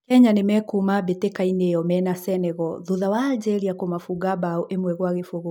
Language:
Kikuyu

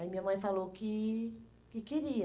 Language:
Portuguese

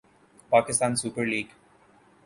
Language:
Urdu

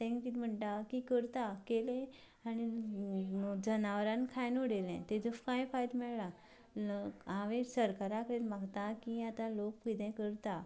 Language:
Konkani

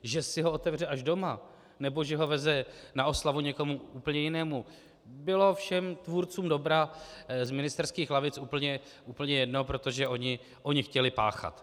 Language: Czech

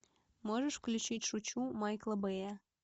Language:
Russian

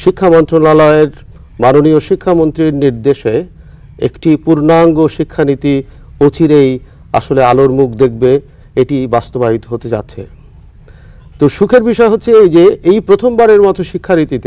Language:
Hindi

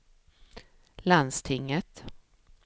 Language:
Swedish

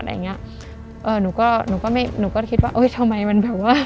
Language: Thai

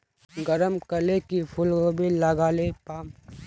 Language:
Magahi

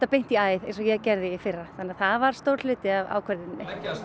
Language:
Icelandic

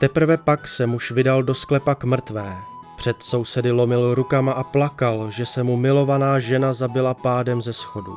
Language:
Czech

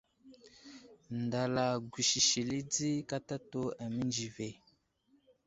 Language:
Wuzlam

